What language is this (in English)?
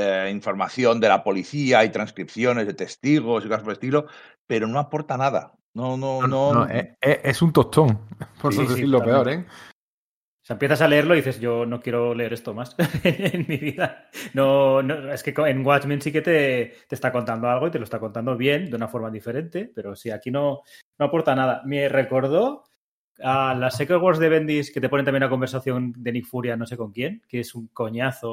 Spanish